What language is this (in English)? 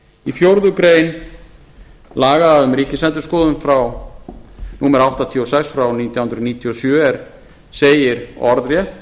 Icelandic